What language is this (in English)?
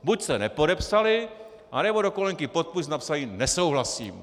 Czech